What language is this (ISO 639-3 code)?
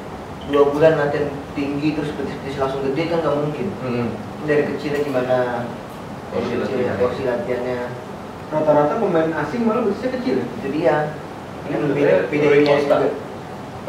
ind